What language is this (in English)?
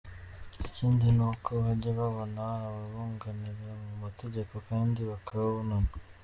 Kinyarwanda